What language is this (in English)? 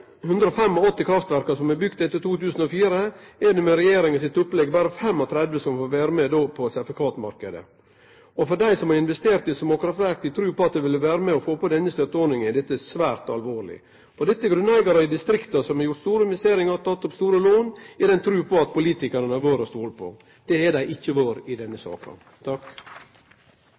Norwegian Nynorsk